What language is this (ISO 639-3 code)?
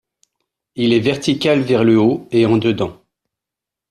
fra